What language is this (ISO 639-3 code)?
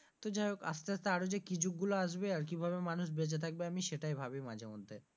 ben